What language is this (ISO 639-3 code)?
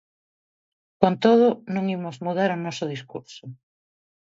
glg